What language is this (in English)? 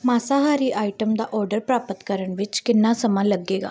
Punjabi